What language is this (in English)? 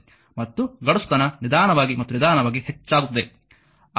Kannada